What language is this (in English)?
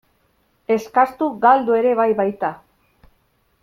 Basque